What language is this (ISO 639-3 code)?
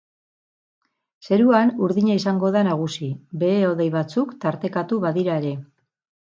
eus